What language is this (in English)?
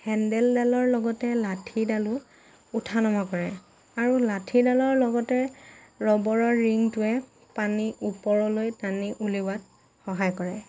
Assamese